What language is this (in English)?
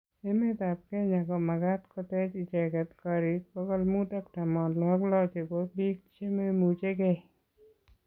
Kalenjin